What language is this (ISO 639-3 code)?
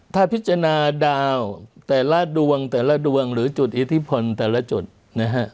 tha